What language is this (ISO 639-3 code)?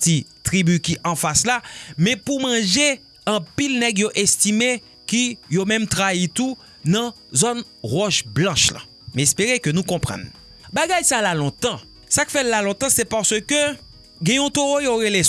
fra